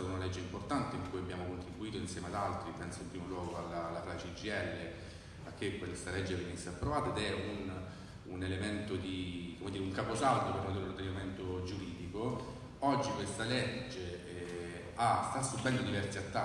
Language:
Italian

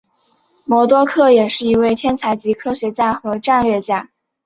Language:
Chinese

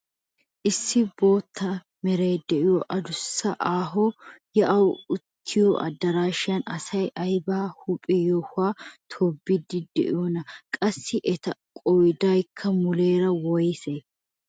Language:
Wolaytta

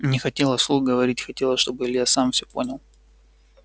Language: Russian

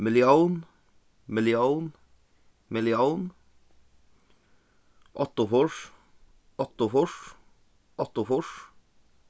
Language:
Faroese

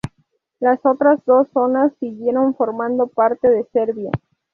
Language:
Spanish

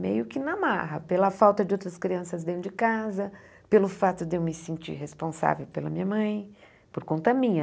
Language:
Portuguese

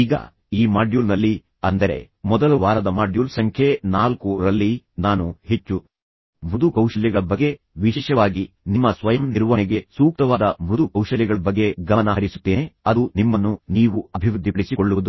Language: Kannada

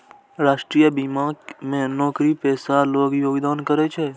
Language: Maithili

